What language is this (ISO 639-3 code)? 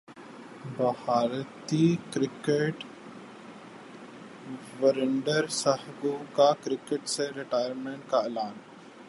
urd